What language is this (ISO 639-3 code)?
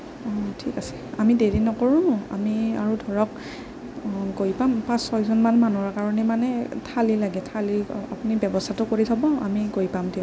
asm